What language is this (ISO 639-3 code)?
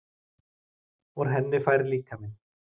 isl